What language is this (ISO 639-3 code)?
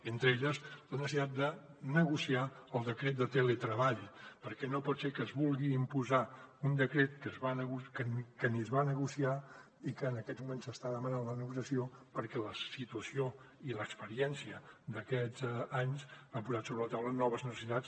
cat